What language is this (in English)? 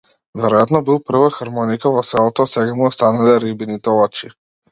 Macedonian